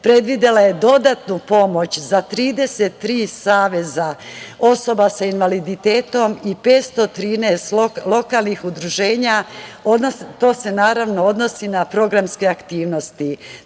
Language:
Serbian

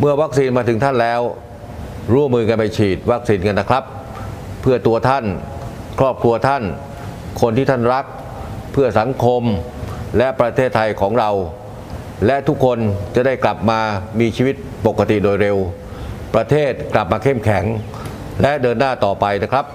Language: Thai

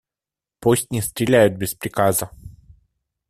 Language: Russian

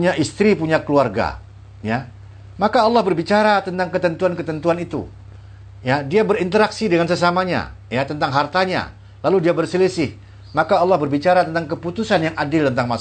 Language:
Indonesian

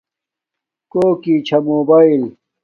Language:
Domaaki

